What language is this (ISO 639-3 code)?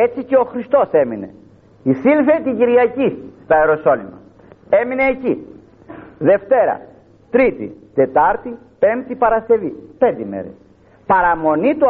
ell